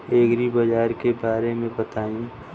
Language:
Bhojpuri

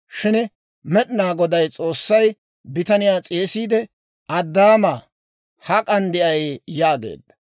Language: Dawro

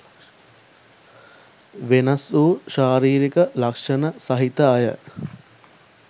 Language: Sinhala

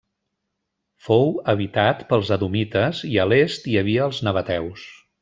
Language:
Catalan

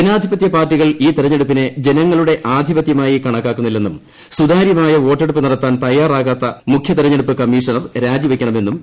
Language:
Malayalam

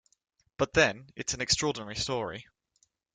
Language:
English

